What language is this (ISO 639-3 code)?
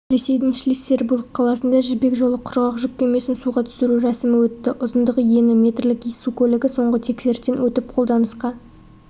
kaz